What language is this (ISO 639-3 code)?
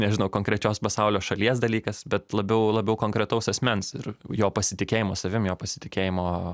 lit